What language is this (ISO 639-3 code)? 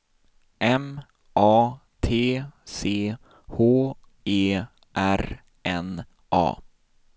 swe